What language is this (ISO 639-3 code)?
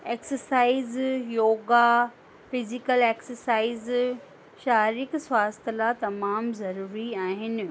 snd